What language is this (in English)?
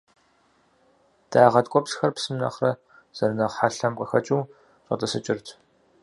Kabardian